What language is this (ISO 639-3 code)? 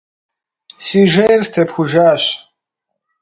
kbd